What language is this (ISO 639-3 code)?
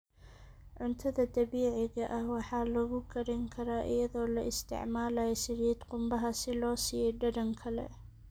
som